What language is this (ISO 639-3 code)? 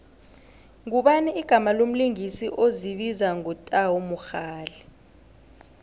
nbl